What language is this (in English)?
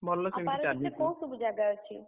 Odia